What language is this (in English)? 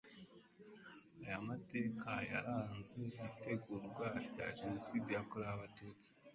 Kinyarwanda